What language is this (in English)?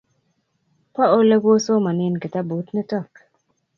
Kalenjin